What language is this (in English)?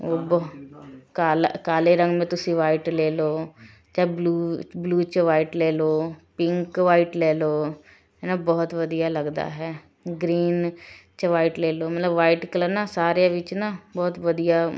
Punjabi